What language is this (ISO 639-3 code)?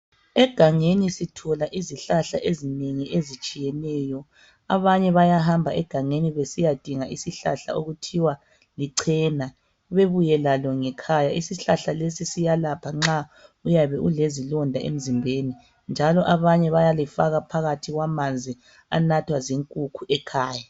nde